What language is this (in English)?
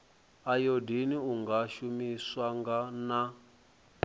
Venda